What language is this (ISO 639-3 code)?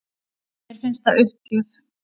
isl